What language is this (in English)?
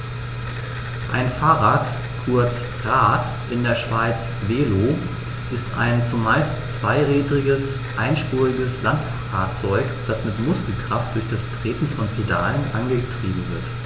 German